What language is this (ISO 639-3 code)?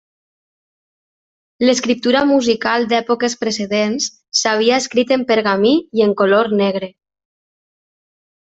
cat